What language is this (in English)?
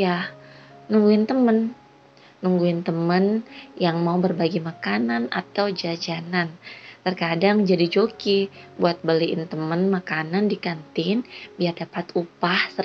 Indonesian